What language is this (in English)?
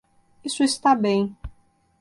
Portuguese